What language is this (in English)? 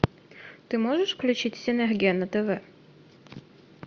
Russian